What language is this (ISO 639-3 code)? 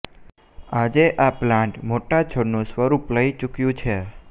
guj